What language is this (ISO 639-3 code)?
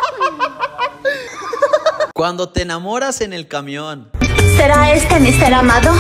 spa